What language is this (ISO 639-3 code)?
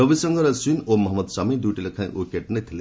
ori